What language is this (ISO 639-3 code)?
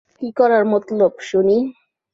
ben